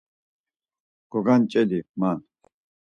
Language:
Laz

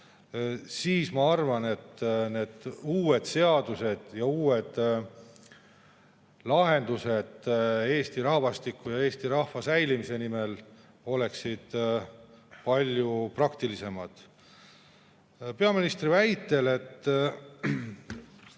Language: Estonian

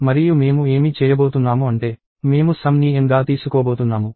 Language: Telugu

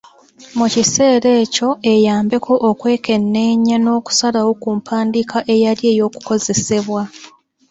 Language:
Ganda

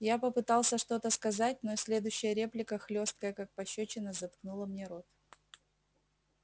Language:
Russian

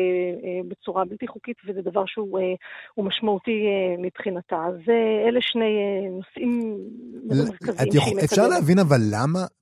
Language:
Hebrew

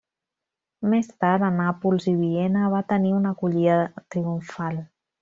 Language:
Catalan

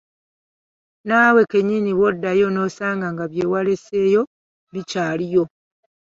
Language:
Ganda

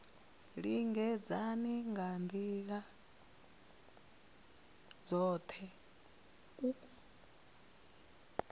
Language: Venda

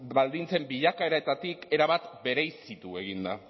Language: Basque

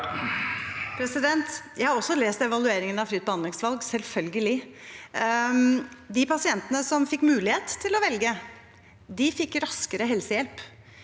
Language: Norwegian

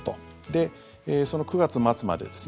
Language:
Japanese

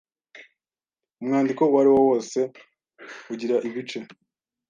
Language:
Kinyarwanda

